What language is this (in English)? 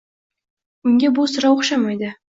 Uzbek